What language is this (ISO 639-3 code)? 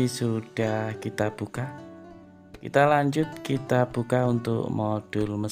ind